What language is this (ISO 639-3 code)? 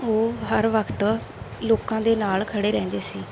pan